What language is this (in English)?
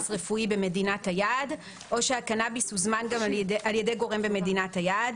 Hebrew